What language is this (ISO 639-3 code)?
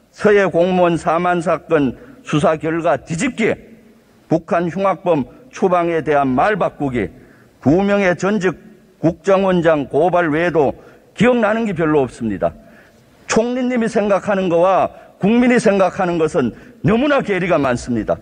kor